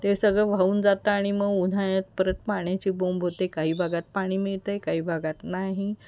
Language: Marathi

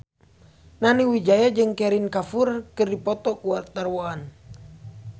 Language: Sundanese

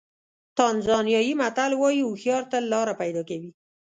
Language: Pashto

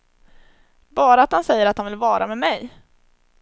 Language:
Swedish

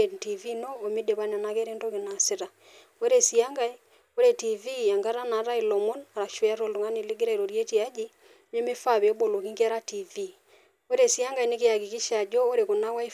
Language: Masai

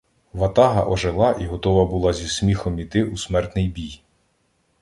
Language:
Ukrainian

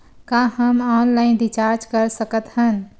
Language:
Chhattisgarhi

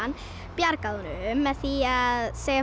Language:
Icelandic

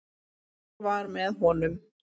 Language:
Icelandic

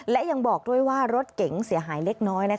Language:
Thai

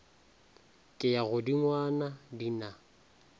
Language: Northern Sotho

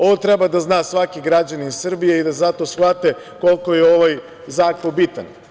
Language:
Serbian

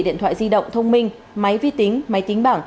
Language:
Vietnamese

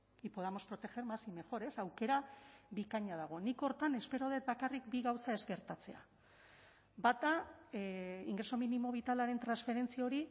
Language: Basque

